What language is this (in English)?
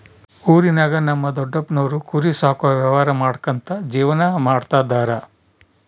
Kannada